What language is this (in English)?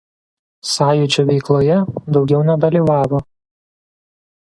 Lithuanian